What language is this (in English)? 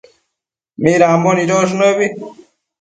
Matsés